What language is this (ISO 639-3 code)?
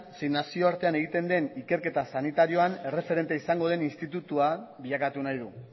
eus